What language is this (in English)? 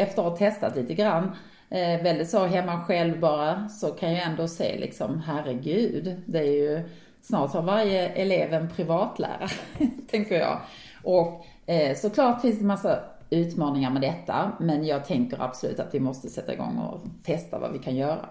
Swedish